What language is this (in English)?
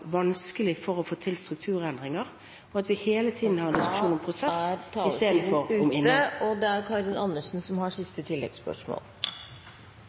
Norwegian